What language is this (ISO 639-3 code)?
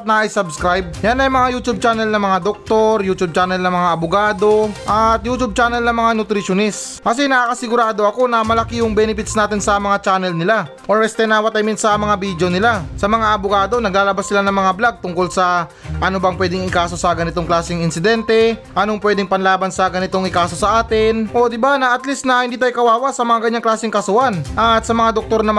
fil